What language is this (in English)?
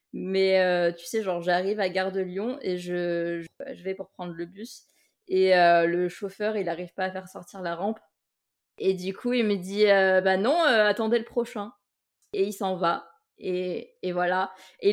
French